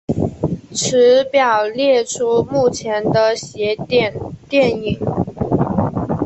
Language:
Chinese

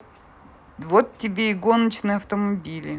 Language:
Russian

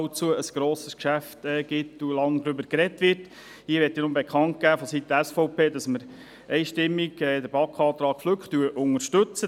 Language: Swiss German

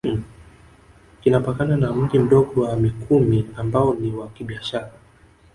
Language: Swahili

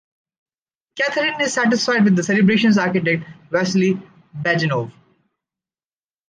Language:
English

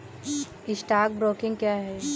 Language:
Hindi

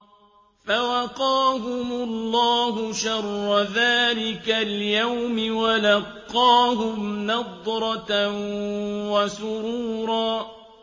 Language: Arabic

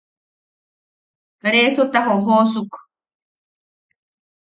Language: Yaqui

